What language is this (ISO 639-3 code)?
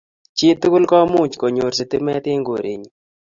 kln